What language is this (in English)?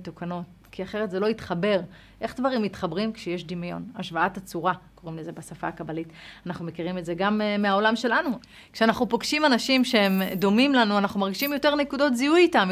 Hebrew